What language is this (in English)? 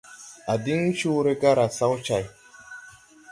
Tupuri